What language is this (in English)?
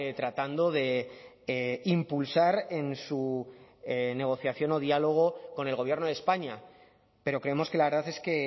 Spanish